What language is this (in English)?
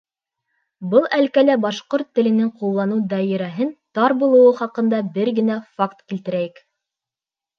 Bashkir